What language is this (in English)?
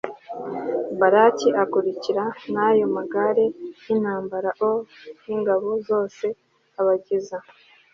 Kinyarwanda